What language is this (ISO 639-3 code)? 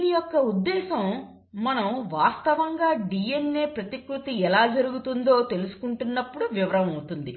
tel